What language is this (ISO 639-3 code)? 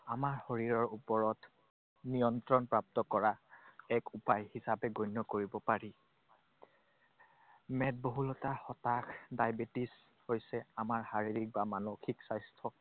asm